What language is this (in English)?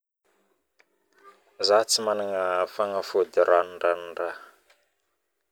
Northern Betsimisaraka Malagasy